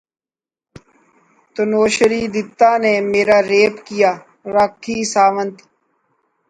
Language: Urdu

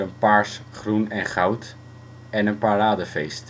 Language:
Dutch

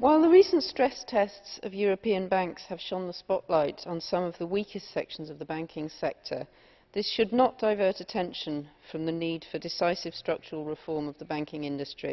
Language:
English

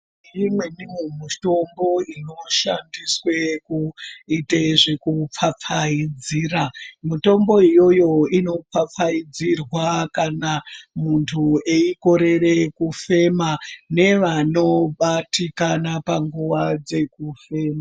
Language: Ndau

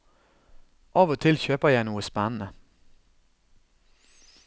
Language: Norwegian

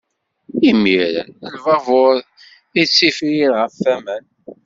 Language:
Kabyle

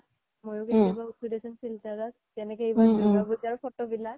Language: Assamese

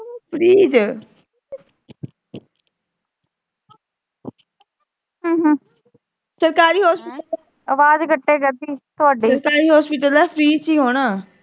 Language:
Punjabi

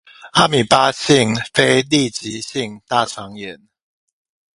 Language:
Chinese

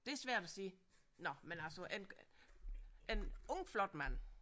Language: Danish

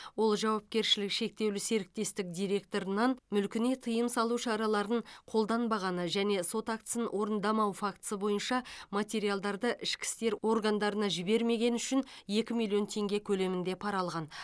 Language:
Kazakh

